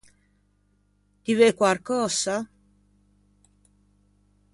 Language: Ligurian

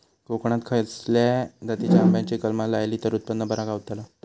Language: Marathi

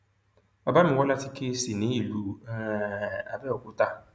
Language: Yoruba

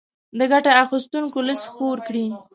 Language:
Pashto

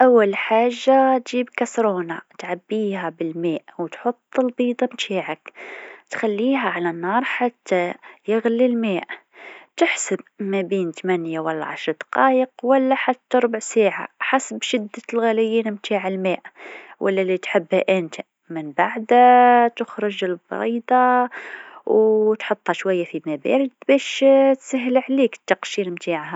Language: Tunisian Arabic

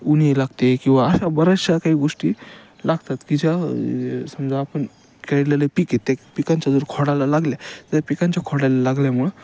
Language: Marathi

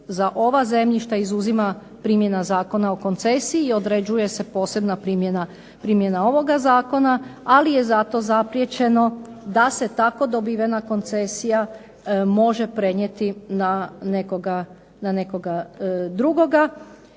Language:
Croatian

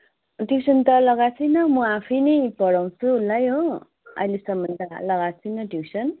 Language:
Nepali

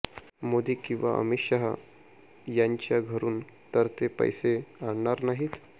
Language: Marathi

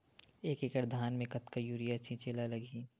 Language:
Chhattisgarhi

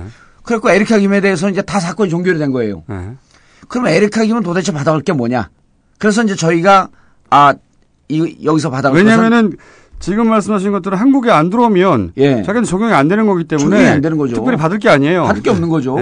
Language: Korean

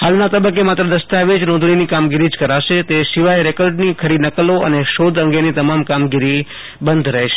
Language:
Gujarati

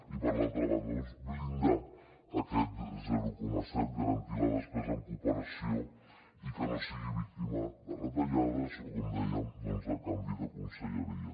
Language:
Catalan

